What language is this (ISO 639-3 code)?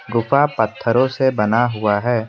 hin